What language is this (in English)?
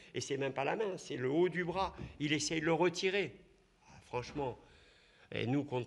French